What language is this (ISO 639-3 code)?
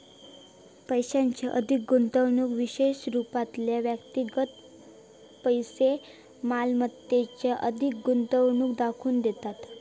mar